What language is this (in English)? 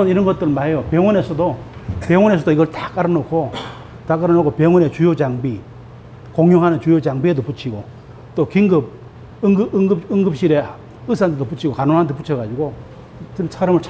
Korean